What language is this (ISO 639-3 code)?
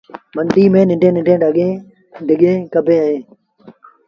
sbn